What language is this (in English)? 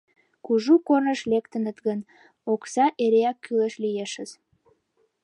Mari